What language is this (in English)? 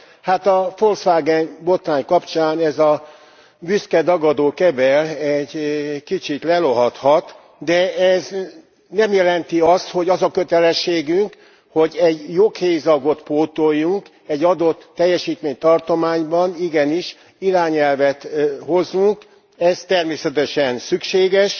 Hungarian